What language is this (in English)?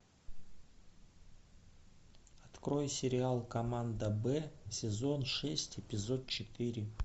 Russian